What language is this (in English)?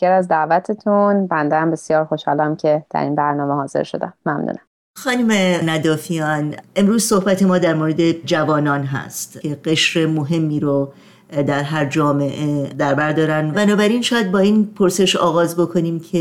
Persian